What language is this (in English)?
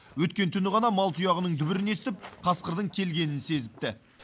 Kazakh